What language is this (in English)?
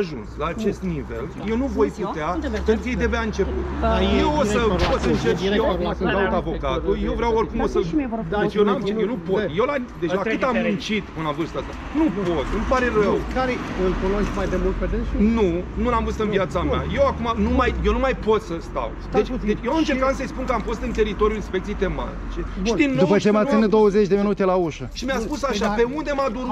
Romanian